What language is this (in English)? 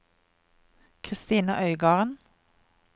Norwegian